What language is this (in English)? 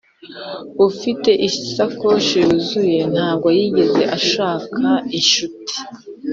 Kinyarwanda